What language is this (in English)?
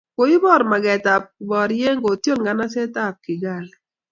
Kalenjin